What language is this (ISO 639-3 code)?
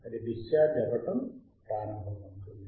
tel